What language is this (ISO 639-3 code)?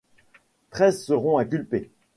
fra